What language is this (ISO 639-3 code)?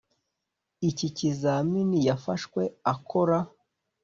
kin